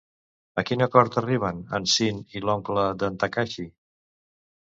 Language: Catalan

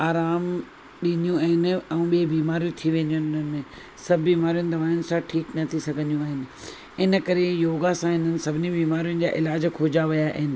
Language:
Sindhi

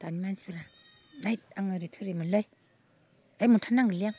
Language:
Bodo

